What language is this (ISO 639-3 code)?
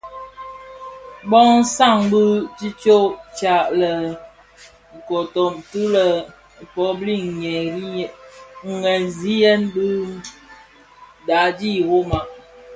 ksf